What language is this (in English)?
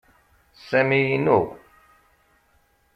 Kabyle